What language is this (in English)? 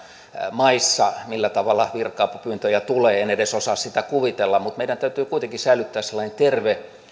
Finnish